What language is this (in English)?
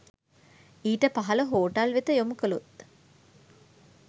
Sinhala